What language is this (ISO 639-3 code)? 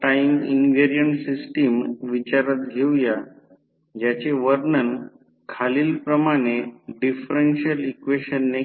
mar